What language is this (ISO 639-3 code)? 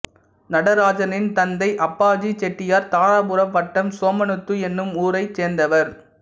tam